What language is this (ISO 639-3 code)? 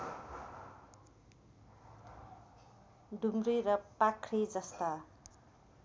nep